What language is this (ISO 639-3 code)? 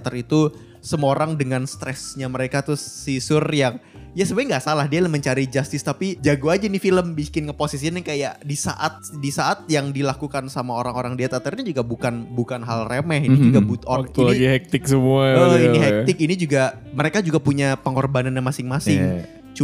ind